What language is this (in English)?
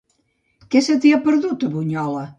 Catalan